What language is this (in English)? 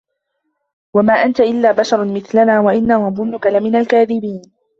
Arabic